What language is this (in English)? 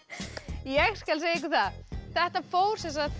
Icelandic